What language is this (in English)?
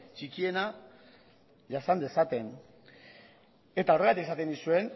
Basque